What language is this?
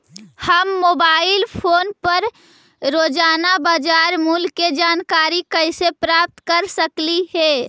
Magahi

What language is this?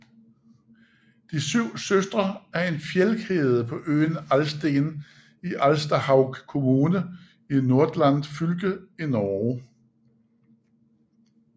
Danish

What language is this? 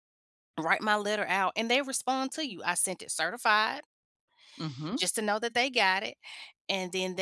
English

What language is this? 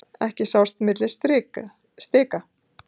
Icelandic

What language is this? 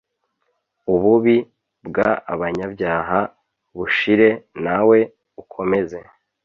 Kinyarwanda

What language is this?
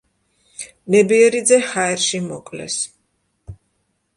Georgian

